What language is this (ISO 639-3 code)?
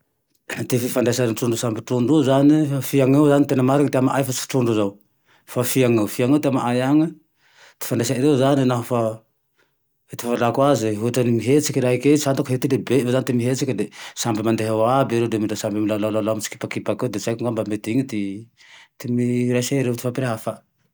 tdx